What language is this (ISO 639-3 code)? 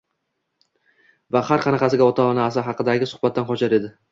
uzb